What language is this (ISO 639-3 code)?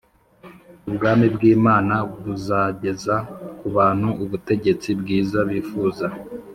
kin